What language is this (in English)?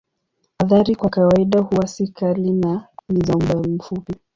Swahili